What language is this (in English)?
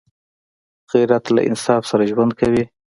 Pashto